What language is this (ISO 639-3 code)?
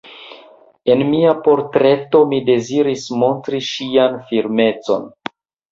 epo